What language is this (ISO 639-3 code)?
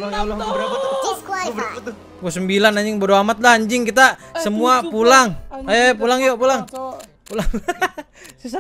ind